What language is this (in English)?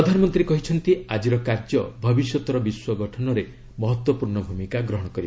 Odia